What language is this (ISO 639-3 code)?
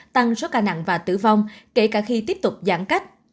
vie